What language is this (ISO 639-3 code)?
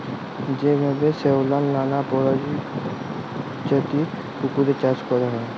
ben